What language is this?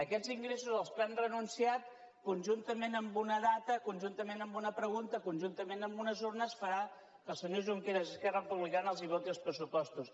Catalan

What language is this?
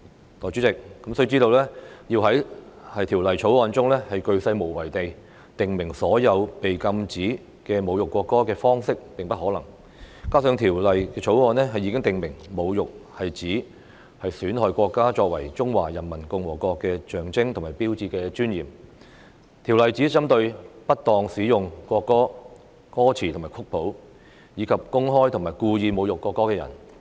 Cantonese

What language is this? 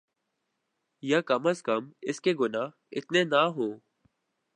Urdu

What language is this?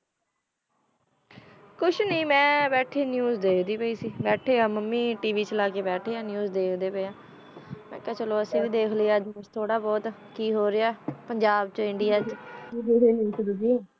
Punjabi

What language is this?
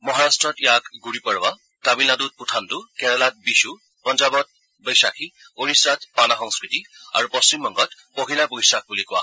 Assamese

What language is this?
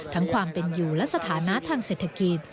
Thai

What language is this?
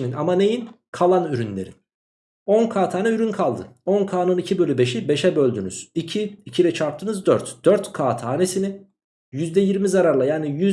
Turkish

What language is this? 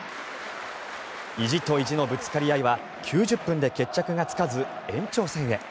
Japanese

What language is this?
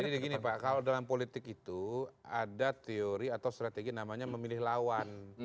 Indonesian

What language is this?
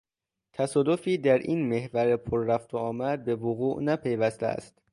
Persian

